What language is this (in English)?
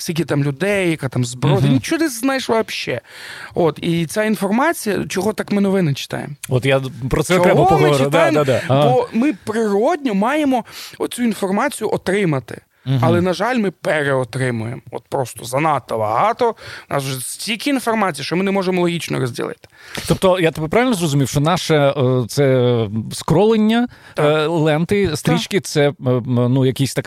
Ukrainian